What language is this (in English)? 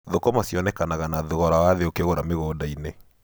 Kikuyu